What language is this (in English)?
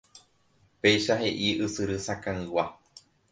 Guarani